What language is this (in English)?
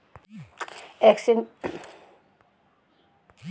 Bhojpuri